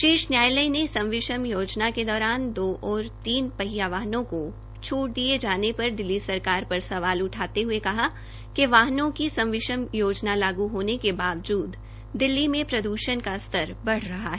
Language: Hindi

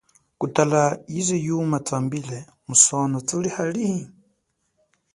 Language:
Chokwe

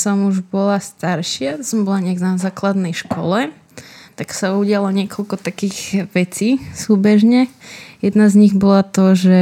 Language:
Slovak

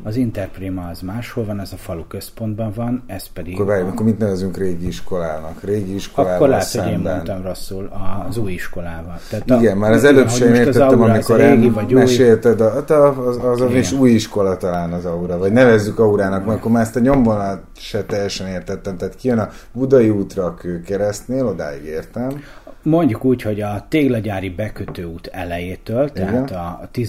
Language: Hungarian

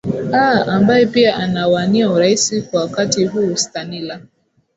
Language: Swahili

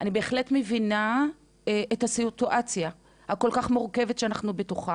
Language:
Hebrew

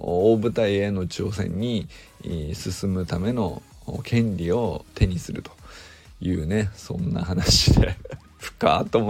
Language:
Japanese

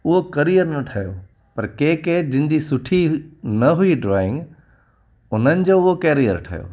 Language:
Sindhi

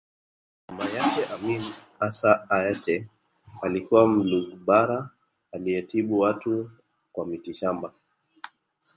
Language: Swahili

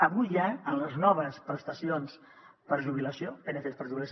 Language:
Catalan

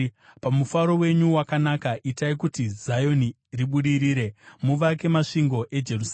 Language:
Shona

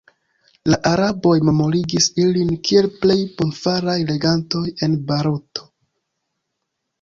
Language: Esperanto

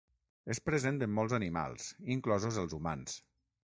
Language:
Catalan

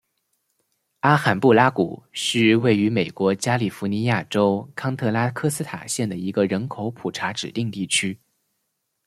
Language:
Chinese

